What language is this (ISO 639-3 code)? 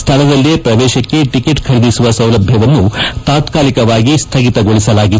kan